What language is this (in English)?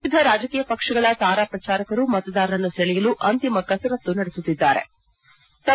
Kannada